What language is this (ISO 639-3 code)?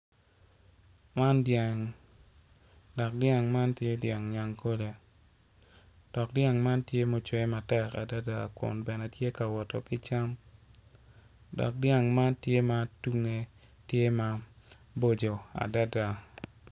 ach